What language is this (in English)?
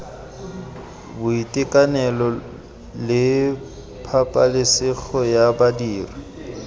Tswana